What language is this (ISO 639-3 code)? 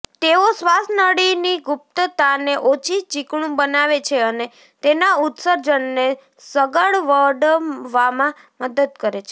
guj